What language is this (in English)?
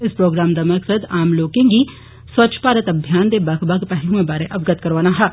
Dogri